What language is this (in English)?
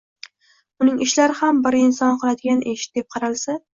Uzbek